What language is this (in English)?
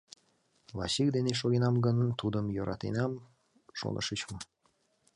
Mari